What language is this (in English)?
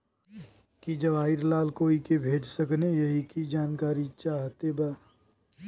Bhojpuri